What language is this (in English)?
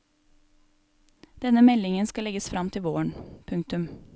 Norwegian